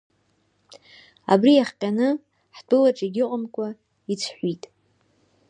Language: Abkhazian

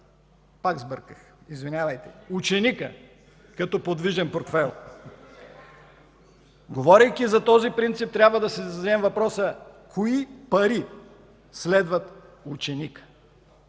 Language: Bulgarian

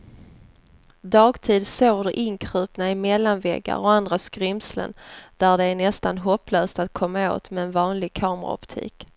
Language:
Swedish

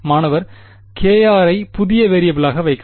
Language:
Tamil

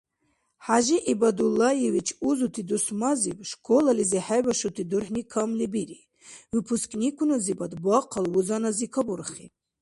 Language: Dargwa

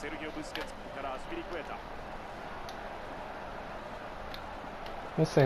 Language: Japanese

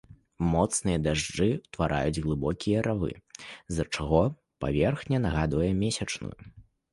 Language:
Belarusian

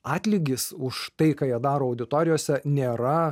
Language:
Lithuanian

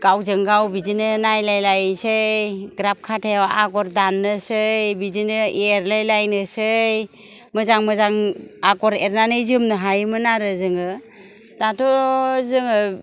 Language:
Bodo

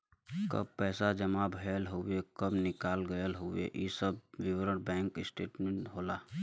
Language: Bhojpuri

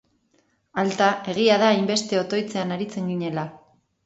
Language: Basque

